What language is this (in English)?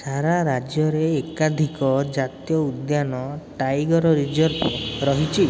Odia